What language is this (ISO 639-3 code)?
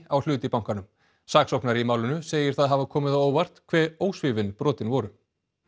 isl